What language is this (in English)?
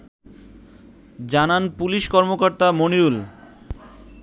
Bangla